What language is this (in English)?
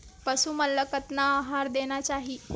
Chhattisgarhi